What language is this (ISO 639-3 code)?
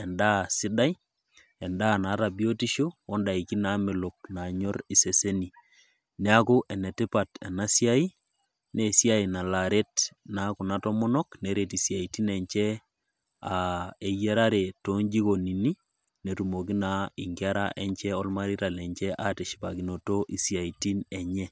mas